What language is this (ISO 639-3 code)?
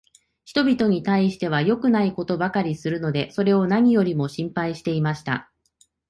jpn